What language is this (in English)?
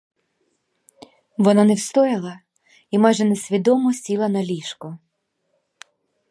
Ukrainian